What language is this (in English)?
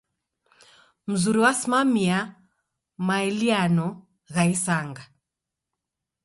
Taita